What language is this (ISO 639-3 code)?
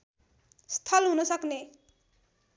nep